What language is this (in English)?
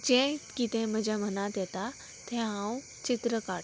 Konkani